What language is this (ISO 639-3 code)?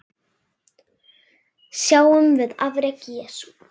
isl